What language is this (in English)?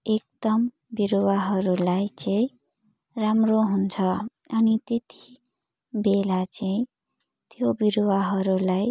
Nepali